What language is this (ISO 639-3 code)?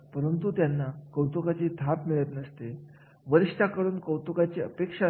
mar